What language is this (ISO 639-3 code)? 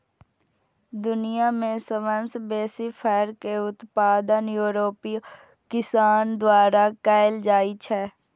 mai